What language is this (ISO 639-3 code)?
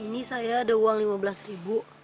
ind